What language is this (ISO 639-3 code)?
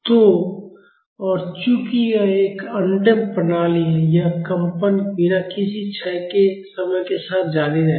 hin